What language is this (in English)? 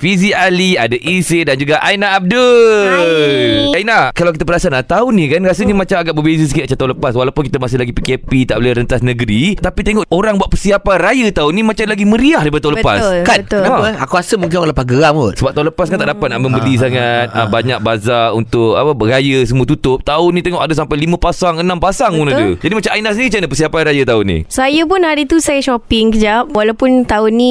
Malay